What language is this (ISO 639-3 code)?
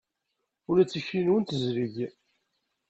kab